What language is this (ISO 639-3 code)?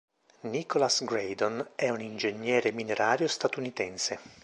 ita